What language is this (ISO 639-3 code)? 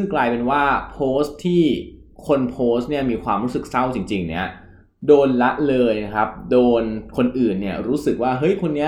tha